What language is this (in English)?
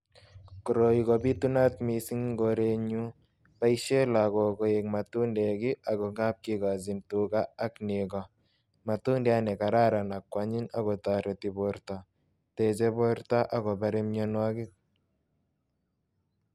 Kalenjin